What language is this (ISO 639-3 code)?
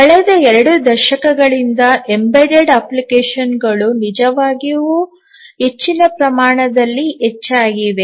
kan